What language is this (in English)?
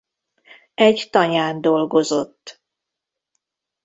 Hungarian